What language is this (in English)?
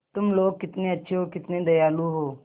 Hindi